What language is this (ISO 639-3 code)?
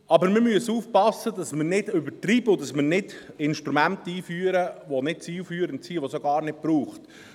gsw